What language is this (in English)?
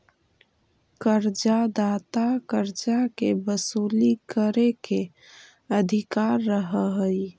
Magahi